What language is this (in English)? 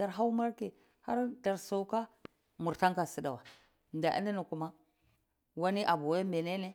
Cibak